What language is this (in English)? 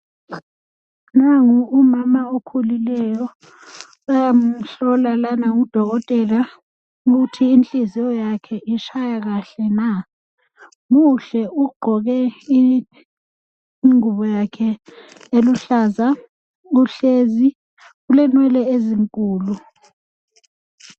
North Ndebele